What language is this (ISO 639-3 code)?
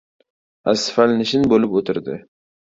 uzb